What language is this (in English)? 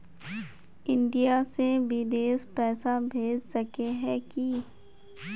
Magahi